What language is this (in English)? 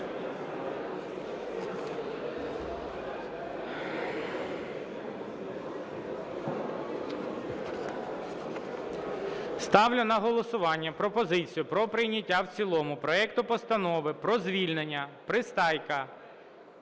Ukrainian